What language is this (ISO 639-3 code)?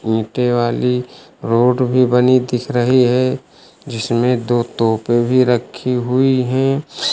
hin